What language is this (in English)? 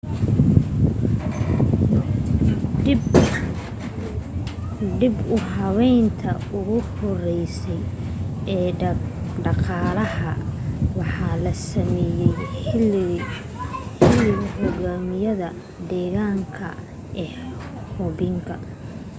Somali